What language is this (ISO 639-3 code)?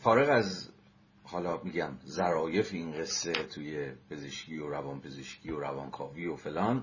fas